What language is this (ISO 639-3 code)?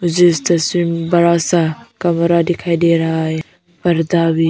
hin